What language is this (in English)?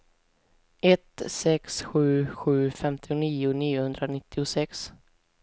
Swedish